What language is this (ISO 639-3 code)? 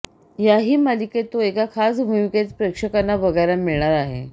mar